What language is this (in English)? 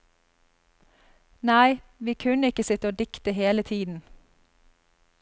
Norwegian